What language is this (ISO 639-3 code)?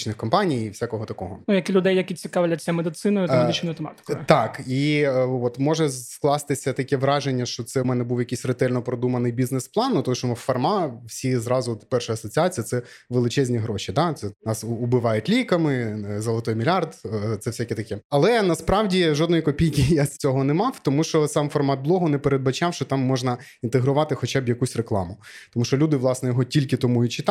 ukr